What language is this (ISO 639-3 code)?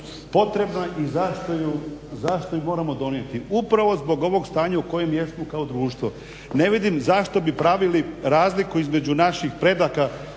hrv